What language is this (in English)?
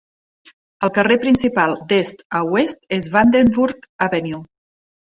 Catalan